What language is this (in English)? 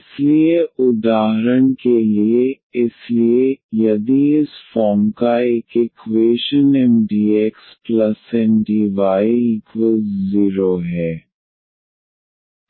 Hindi